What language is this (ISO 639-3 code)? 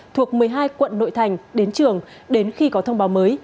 vie